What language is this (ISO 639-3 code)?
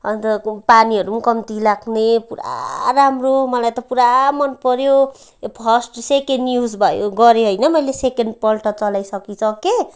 nep